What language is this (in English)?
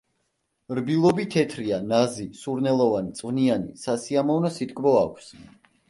Georgian